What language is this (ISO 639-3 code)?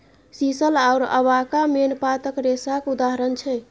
mai